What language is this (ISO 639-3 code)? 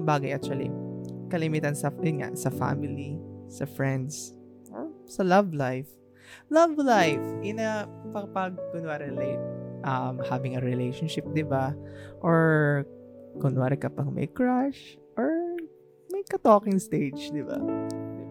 fil